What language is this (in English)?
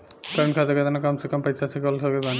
Bhojpuri